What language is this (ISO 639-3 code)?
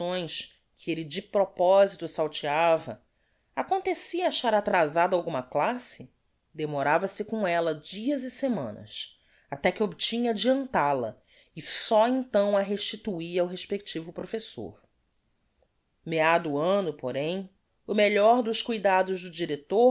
por